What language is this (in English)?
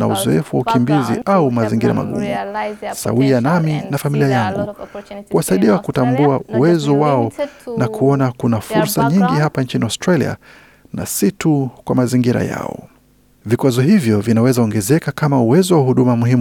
Swahili